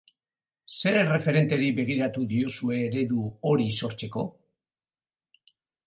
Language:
Basque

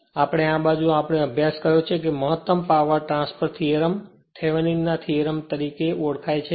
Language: Gujarati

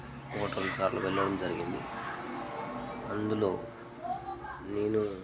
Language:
Telugu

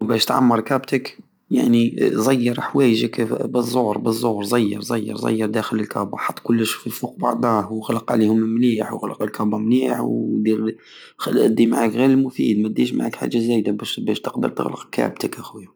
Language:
Algerian Saharan Arabic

